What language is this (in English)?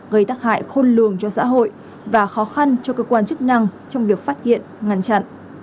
Vietnamese